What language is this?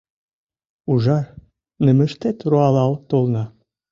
Mari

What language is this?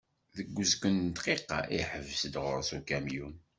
Kabyle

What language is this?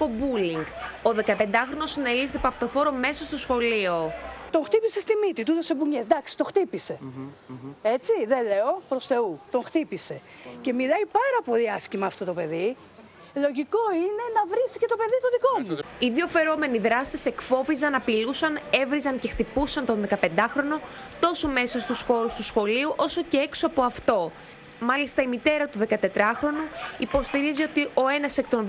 Greek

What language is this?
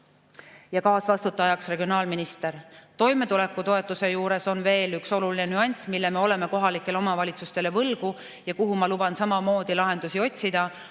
Estonian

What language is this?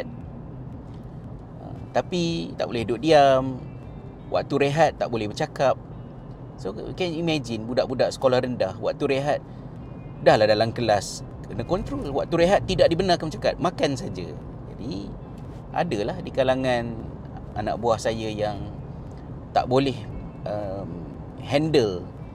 Malay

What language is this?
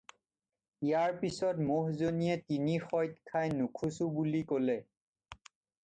Assamese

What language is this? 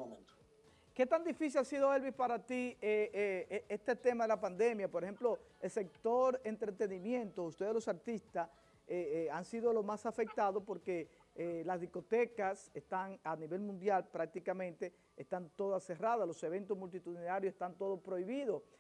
Spanish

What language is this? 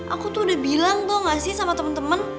Indonesian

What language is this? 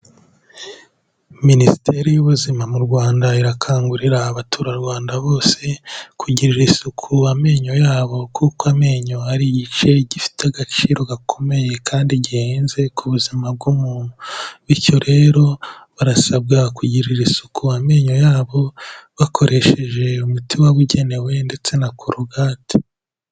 Kinyarwanda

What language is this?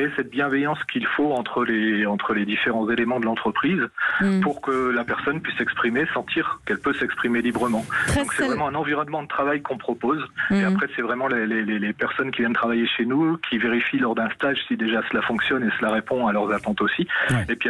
French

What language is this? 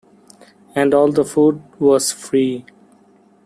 English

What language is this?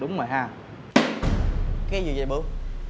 Vietnamese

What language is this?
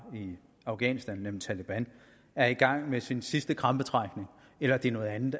Danish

